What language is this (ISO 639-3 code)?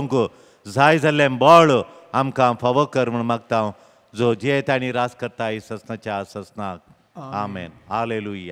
mar